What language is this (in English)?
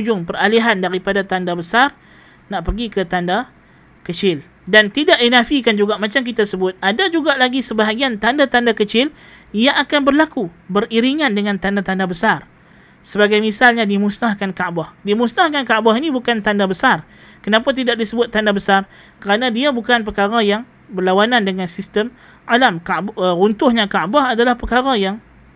Malay